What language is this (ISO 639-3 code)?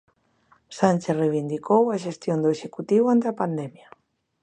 glg